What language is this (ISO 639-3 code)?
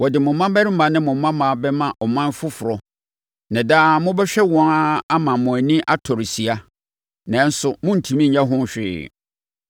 aka